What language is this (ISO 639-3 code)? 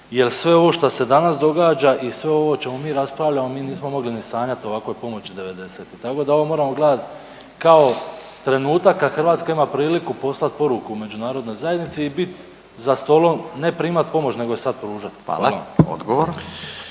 hrv